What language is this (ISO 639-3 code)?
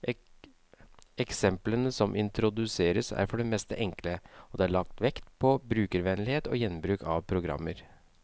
nor